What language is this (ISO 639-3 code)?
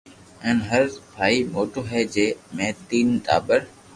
lrk